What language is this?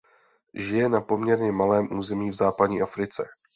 Czech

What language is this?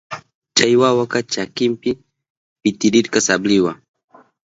Southern Pastaza Quechua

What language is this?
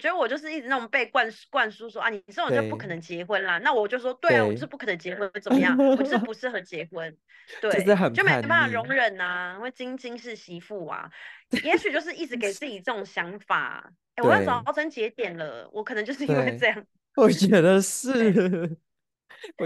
Chinese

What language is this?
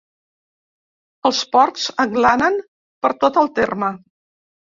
Catalan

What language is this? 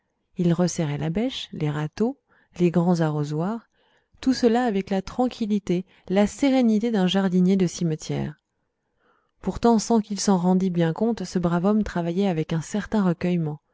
French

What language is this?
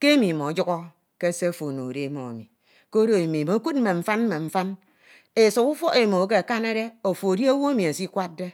Ito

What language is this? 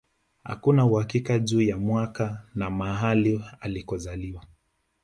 Swahili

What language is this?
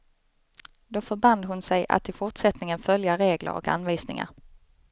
Swedish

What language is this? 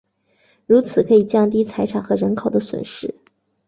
Chinese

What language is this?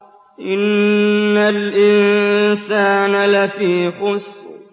Arabic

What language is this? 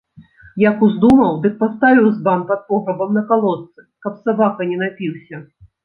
Belarusian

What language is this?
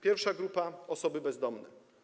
Polish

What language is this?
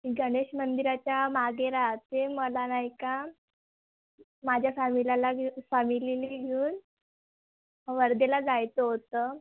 Marathi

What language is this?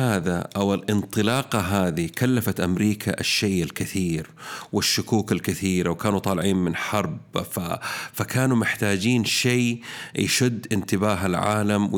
Arabic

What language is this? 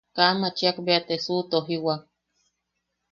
Yaqui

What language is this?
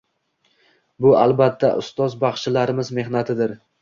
Uzbek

